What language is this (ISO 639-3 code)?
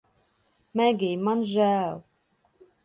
lav